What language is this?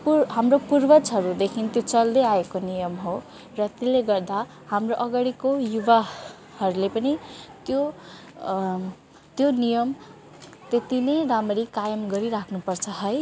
Nepali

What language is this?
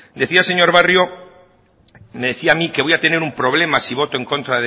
Spanish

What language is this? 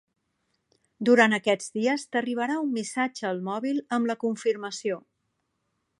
Catalan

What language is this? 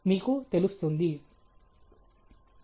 Telugu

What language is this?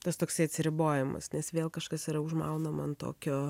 Lithuanian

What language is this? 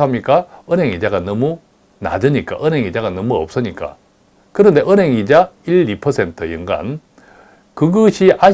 Korean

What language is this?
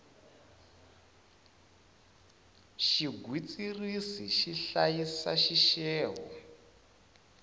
Tsonga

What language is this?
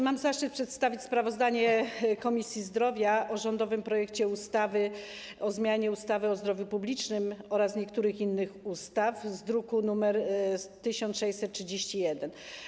Polish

